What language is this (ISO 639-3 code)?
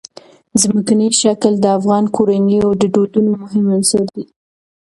pus